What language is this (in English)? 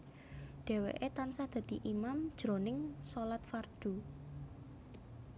Javanese